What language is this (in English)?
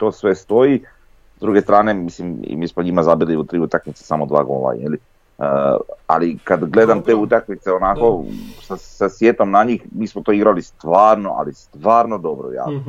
Croatian